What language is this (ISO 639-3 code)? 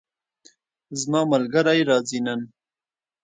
pus